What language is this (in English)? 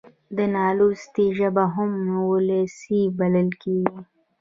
Pashto